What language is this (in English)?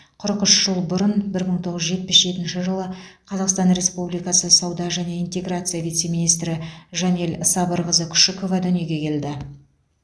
Kazakh